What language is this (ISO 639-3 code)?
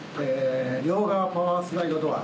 jpn